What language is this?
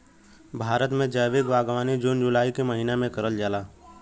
Bhojpuri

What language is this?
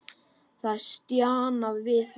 Icelandic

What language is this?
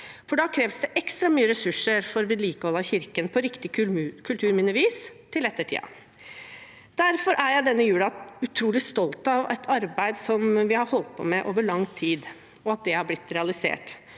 Norwegian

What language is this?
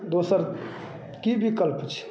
Maithili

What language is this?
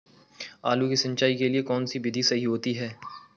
Hindi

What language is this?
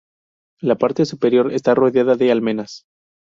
Spanish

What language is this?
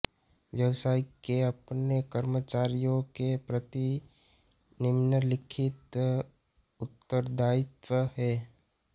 Hindi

